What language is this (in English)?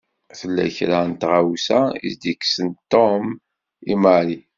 Kabyle